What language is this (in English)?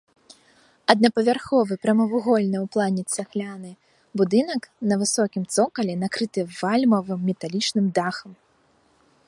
Belarusian